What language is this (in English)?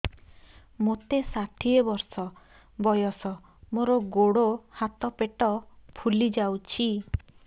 Odia